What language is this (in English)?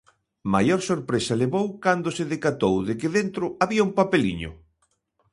Galician